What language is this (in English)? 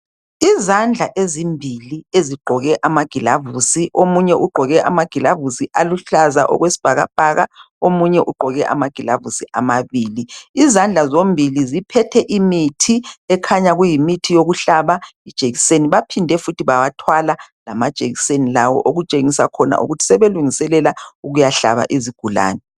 North Ndebele